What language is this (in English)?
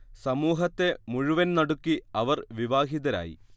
Malayalam